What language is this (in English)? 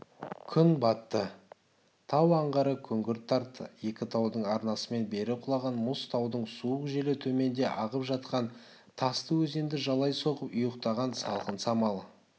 Kazakh